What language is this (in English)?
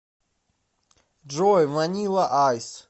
Russian